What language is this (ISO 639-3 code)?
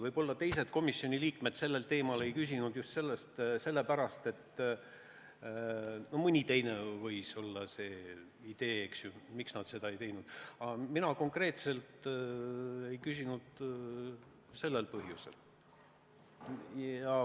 est